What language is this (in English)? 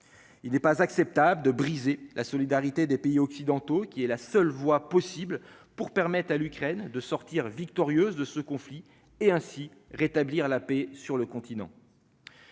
French